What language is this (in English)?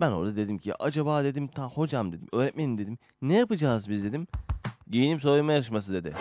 Turkish